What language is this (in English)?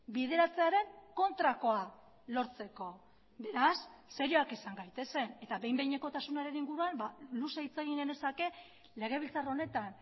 Basque